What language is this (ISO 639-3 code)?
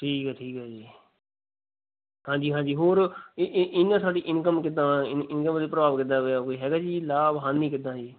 pan